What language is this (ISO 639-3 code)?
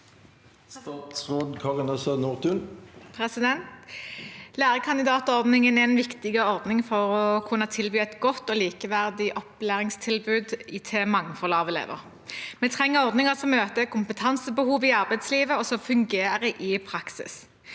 nor